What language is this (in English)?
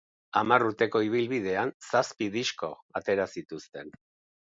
Basque